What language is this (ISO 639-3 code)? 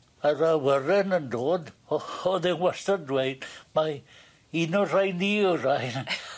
cym